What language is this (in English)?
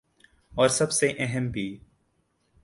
Urdu